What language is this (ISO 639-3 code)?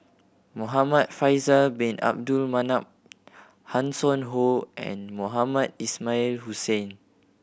eng